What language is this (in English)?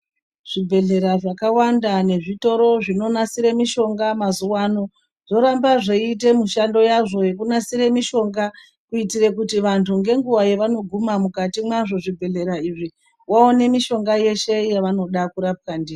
Ndau